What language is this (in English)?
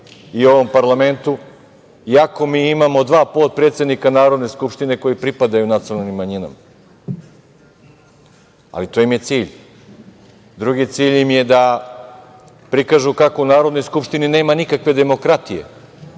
Serbian